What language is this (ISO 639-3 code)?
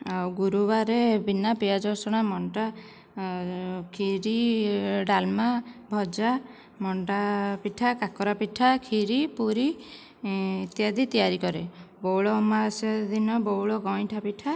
ori